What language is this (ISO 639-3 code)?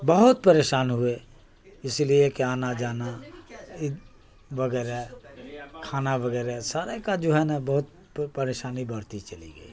urd